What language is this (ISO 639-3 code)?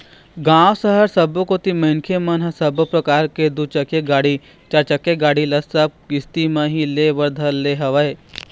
hne